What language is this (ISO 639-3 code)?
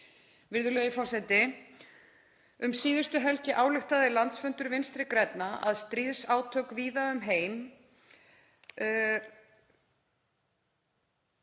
isl